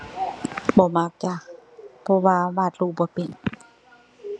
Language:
Thai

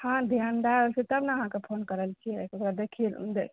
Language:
Maithili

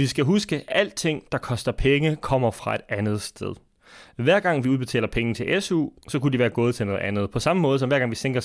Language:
Danish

